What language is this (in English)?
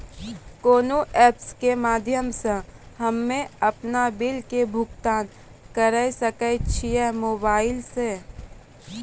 Maithili